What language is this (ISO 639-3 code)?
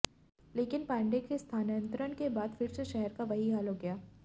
hin